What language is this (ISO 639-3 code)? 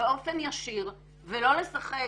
heb